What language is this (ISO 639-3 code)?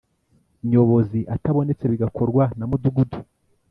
kin